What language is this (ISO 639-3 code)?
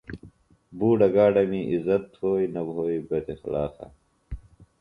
phl